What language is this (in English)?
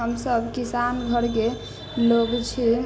Maithili